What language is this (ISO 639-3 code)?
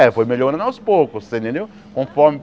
por